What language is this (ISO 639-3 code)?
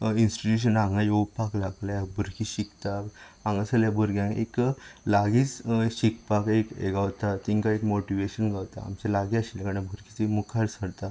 kok